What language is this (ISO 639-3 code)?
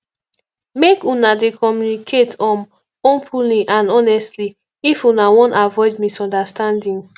pcm